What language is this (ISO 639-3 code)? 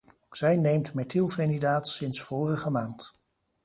nld